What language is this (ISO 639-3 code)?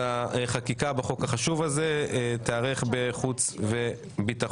heb